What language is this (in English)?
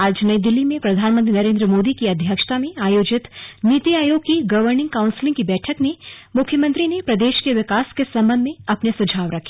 Hindi